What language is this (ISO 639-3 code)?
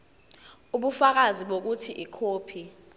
zul